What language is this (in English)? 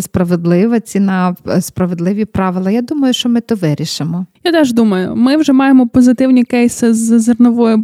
Ukrainian